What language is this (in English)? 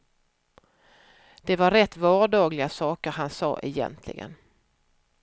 Swedish